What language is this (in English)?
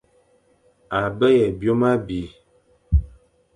Fang